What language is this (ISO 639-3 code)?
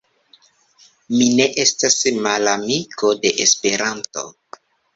epo